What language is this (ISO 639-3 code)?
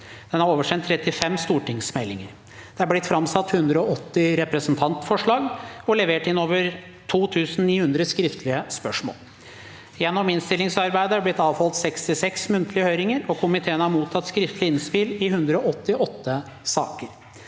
nor